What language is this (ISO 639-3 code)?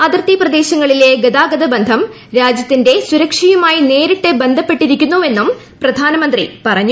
mal